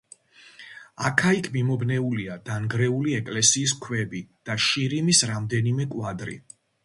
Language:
Georgian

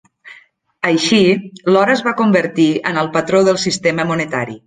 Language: Catalan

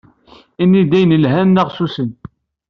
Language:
Kabyle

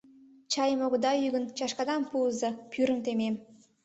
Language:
Mari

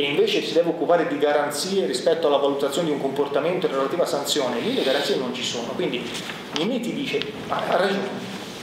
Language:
Italian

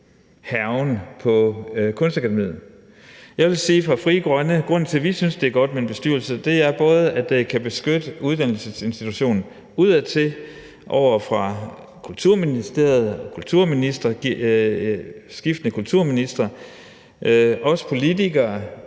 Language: Danish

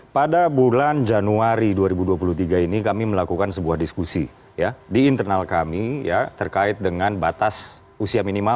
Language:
Indonesian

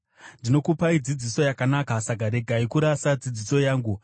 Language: Shona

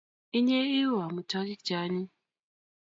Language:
Kalenjin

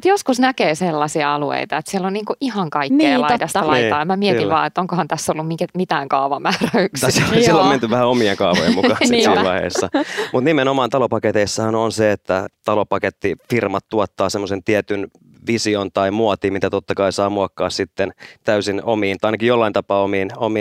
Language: Finnish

